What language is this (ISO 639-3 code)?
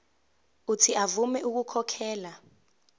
zul